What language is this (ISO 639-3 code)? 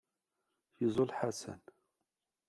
kab